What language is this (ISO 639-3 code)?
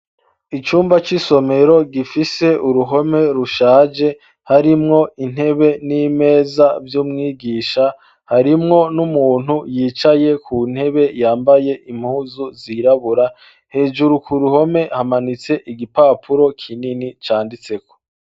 run